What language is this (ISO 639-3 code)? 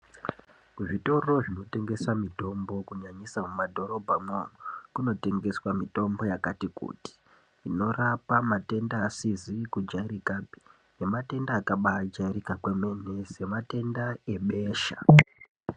ndc